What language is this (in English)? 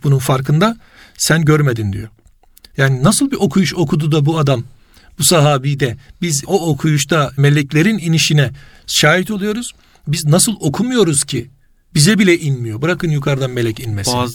Turkish